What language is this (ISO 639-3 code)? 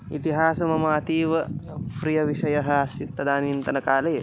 san